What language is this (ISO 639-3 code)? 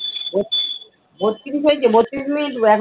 ben